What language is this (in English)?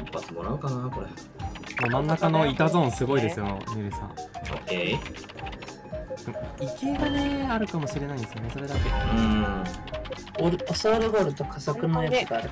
Japanese